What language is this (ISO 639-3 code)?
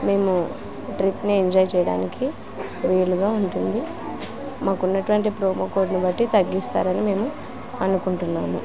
tel